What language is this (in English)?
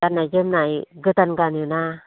Bodo